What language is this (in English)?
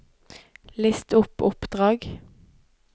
Norwegian